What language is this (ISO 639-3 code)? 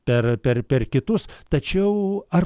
lit